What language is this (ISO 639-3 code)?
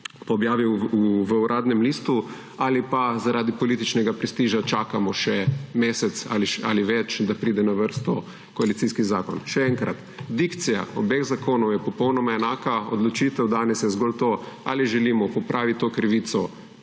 slv